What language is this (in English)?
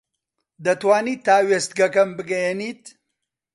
Central Kurdish